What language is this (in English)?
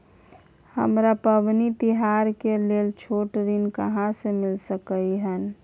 Maithili